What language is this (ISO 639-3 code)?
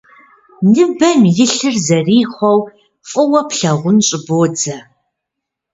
kbd